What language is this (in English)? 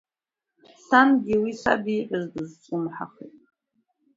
Abkhazian